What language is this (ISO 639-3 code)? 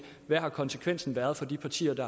dan